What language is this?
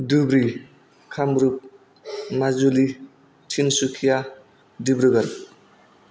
Bodo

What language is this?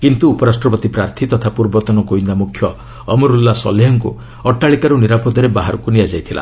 Odia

